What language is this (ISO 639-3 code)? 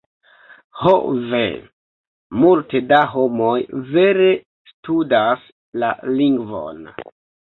epo